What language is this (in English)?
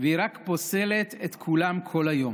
Hebrew